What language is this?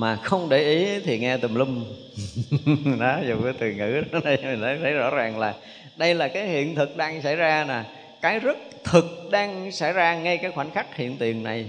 Vietnamese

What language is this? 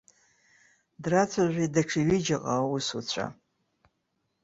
Abkhazian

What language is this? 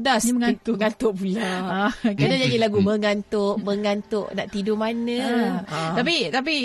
Malay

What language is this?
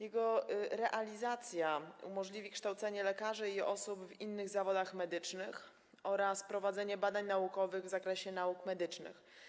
Polish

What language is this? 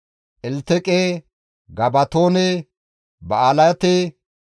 Gamo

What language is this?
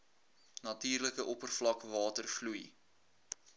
Afrikaans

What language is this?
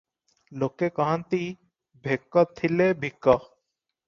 Odia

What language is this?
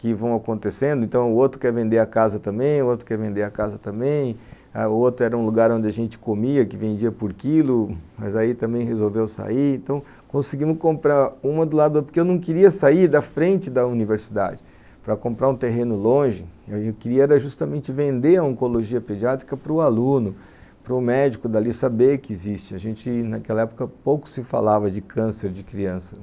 Portuguese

